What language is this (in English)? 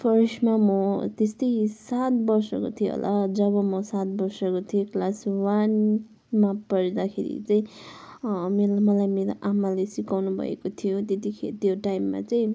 Nepali